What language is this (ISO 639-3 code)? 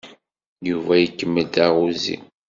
kab